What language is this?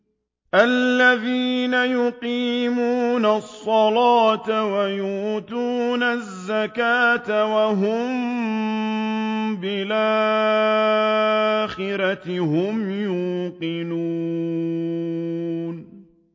Arabic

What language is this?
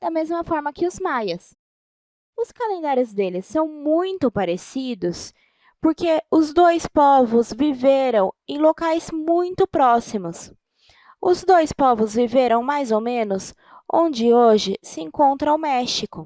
Portuguese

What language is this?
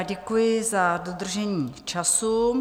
Czech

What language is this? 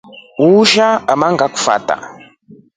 Rombo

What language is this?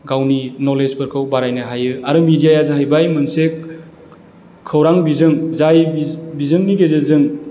Bodo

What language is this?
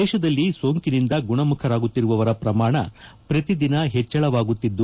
Kannada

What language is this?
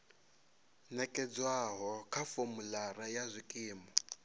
Venda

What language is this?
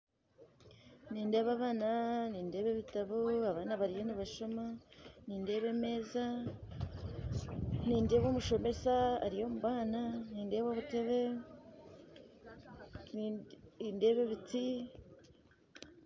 Nyankole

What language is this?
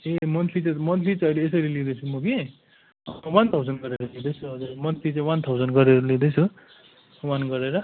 Nepali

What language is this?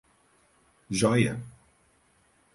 Portuguese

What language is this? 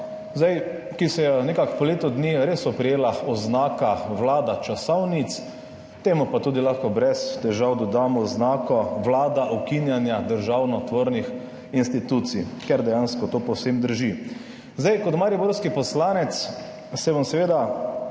Slovenian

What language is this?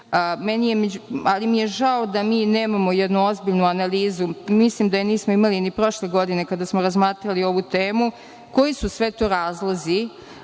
Serbian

